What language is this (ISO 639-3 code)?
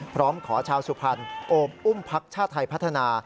tha